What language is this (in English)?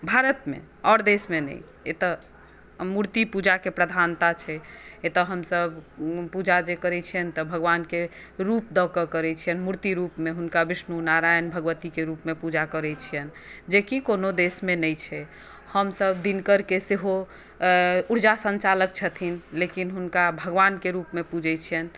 Maithili